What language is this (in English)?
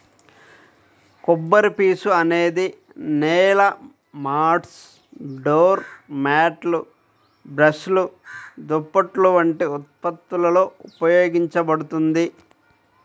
Telugu